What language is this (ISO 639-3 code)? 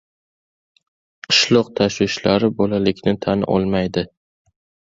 uzb